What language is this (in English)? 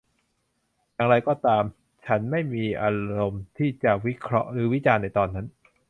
Thai